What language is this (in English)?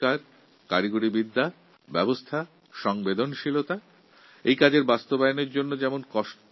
Bangla